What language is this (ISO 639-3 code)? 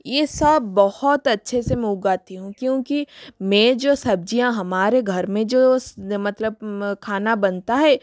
hin